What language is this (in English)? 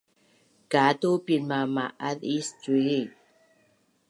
Bunun